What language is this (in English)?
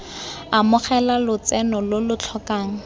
Tswana